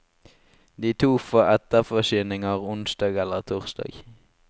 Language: Norwegian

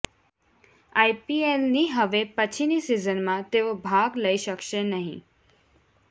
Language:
Gujarati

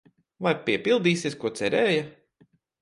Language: Latvian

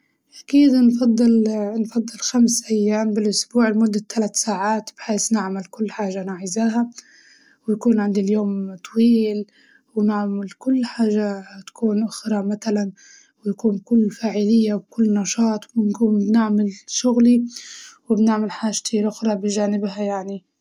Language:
Libyan Arabic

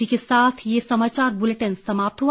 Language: Hindi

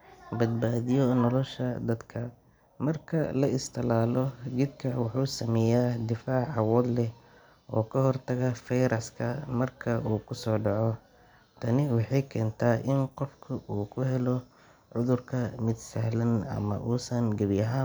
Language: Somali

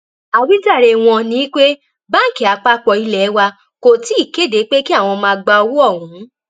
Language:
Yoruba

